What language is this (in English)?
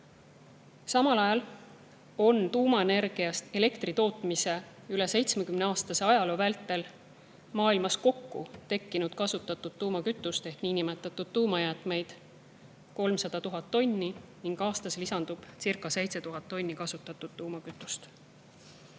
Estonian